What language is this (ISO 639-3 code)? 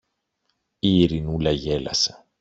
ell